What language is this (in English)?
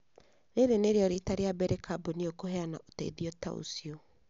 Kikuyu